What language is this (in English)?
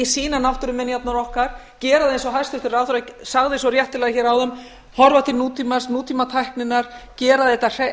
Icelandic